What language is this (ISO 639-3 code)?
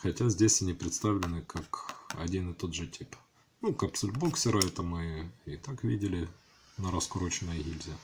rus